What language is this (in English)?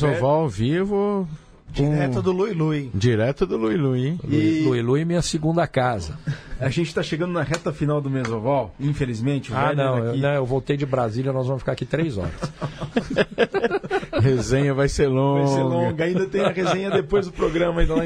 Portuguese